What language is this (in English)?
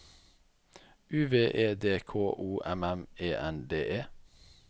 Norwegian